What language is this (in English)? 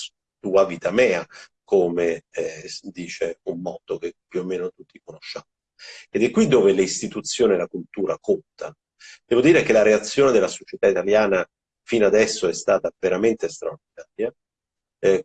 Italian